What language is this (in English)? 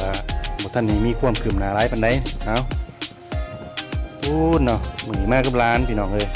Thai